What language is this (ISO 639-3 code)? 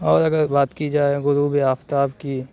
urd